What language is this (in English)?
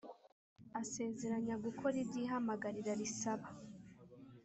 Kinyarwanda